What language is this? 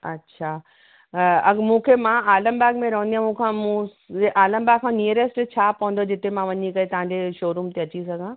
Sindhi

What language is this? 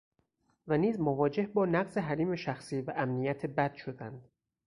Persian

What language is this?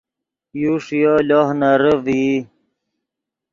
Yidgha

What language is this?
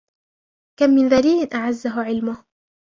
Arabic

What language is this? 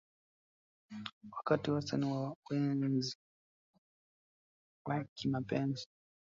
Swahili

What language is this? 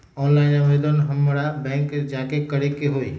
Magahi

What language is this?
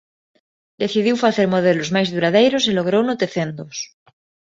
Galician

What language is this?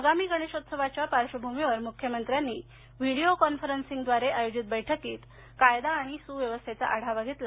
Marathi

